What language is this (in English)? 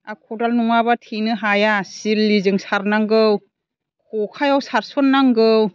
Bodo